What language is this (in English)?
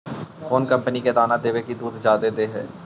Magahi